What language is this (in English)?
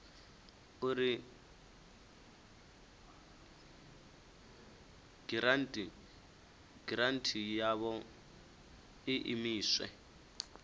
Venda